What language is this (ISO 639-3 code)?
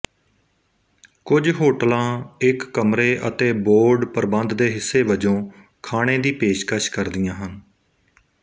pan